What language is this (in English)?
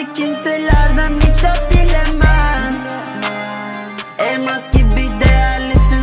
Turkish